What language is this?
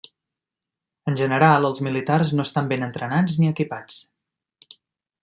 Catalan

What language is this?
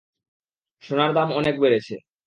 Bangla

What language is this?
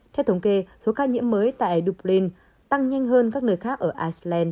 Vietnamese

